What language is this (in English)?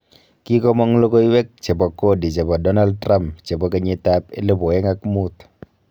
Kalenjin